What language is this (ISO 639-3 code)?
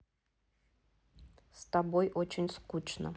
rus